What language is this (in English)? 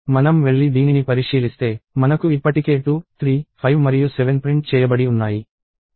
Telugu